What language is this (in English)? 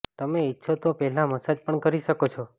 Gujarati